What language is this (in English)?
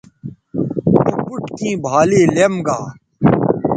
Bateri